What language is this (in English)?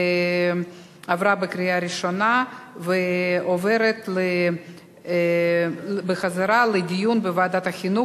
Hebrew